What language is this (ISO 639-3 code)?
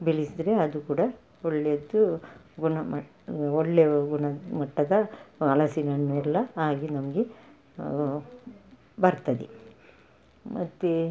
kan